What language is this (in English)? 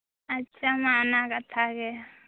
Santali